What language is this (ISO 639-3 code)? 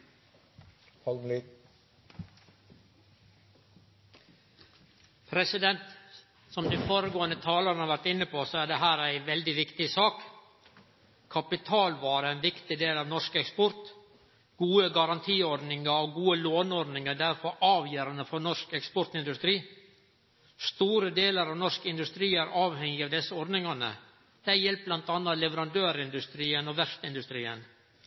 nor